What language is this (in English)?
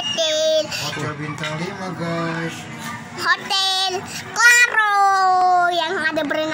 Indonesian